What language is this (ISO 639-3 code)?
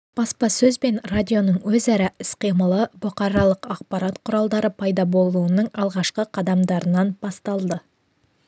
kaz